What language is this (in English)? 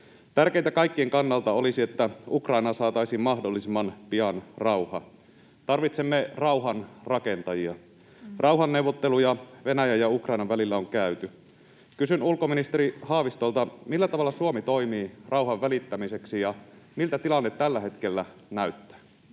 Finnish